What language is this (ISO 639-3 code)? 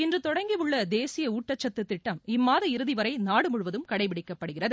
tam